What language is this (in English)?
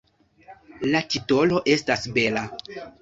Esperanto